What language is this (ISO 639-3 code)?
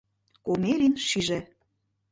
chm